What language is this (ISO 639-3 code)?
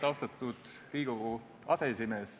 est